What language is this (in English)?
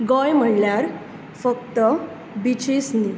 Konkani